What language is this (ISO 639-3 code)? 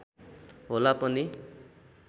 nep